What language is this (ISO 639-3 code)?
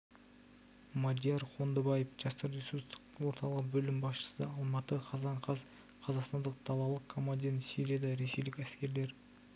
kaz